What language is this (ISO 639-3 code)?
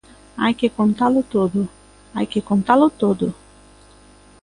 glg